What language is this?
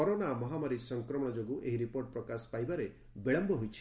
Odia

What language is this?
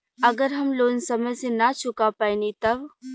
Bhojpuri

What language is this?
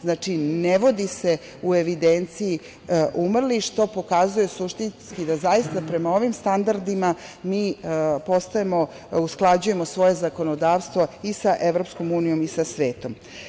Serbian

